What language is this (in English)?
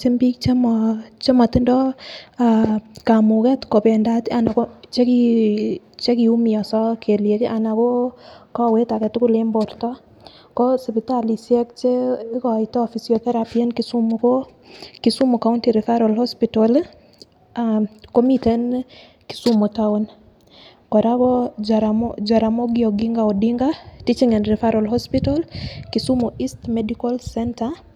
Kalenjin